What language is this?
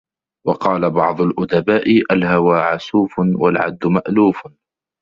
Arabic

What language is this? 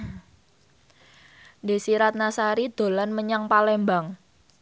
Javanese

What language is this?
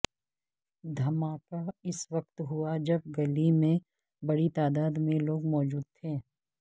Urdu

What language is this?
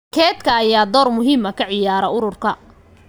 Somali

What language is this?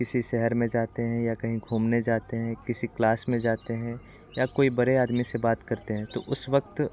Hindi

